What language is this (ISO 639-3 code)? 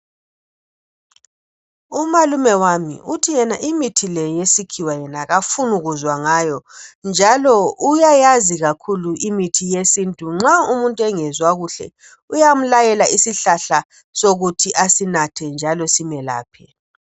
nde